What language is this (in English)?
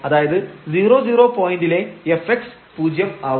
Malayalam